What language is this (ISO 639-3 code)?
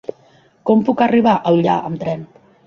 cat